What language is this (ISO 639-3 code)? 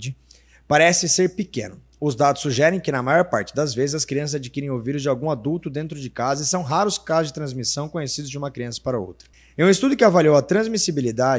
por